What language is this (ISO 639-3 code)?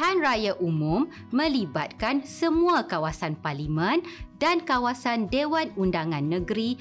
msa